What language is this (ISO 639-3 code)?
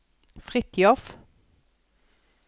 nor